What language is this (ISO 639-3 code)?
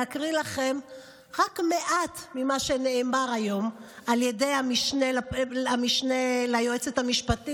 heb